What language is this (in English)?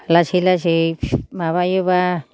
Bodo